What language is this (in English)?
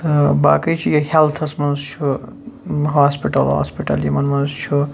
Kashmiri